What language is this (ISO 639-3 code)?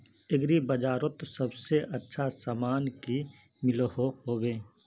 mag